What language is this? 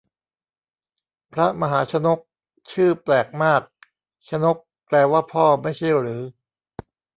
Thai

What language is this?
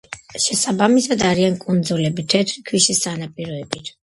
Georgian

